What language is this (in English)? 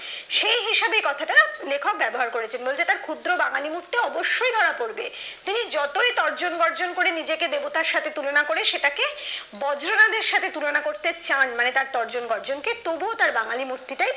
Bangla